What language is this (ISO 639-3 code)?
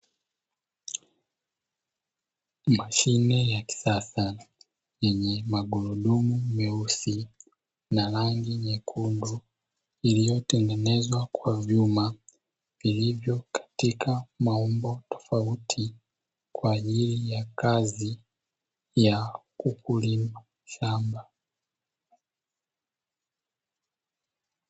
swa